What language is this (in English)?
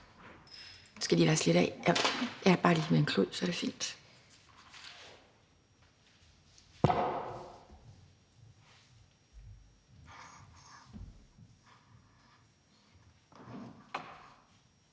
Danish